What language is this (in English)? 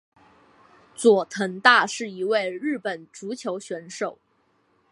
Chinese